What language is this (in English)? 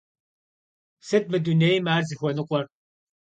Kabardian